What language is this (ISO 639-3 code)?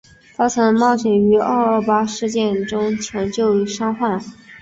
zho